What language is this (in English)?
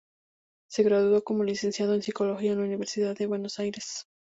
Spanish